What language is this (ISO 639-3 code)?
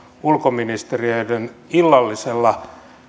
fin